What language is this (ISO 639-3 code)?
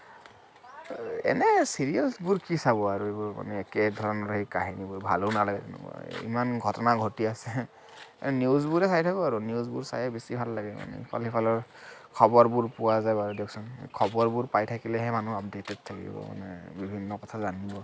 asm